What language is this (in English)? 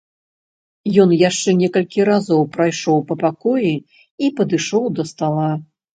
Belarusian